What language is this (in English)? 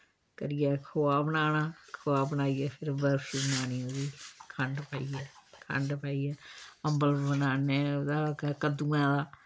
Dogri